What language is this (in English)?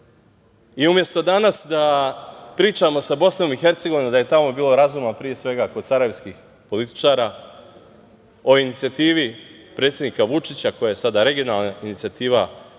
Serbian